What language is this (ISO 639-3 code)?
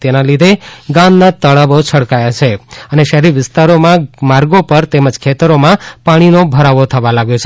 guj